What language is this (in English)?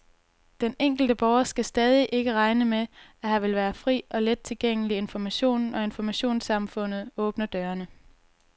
Danish